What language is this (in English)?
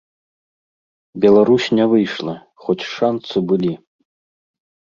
Belarusian